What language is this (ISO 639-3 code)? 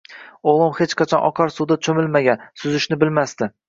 uzb